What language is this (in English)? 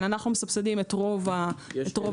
Hebrew